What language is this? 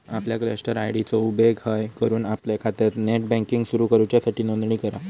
Marathi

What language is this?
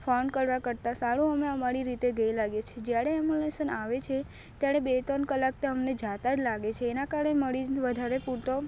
Gujarati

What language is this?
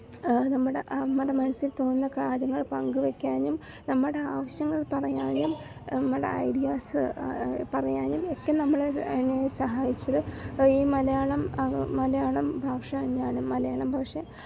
Malayalam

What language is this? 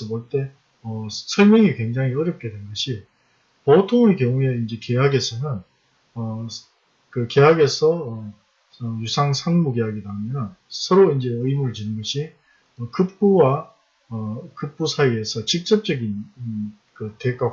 Korean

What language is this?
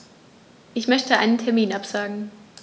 German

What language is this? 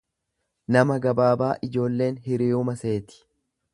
Oromo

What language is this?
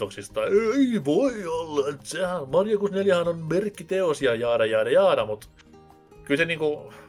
Finnish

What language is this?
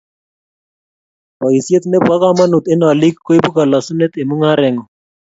Kalenjin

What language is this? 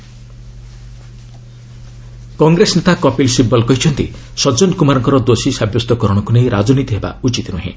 Odia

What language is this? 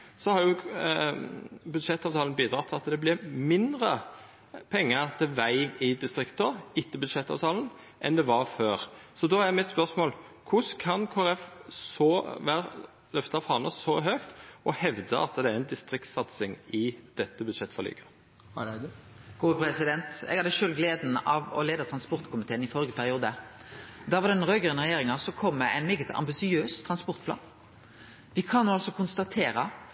Norwegian Nynorsk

